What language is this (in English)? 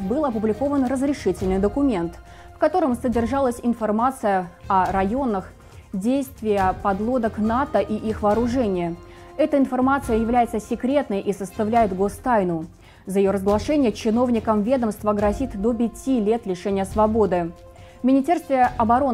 Russian